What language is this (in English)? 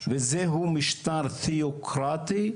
Hebrew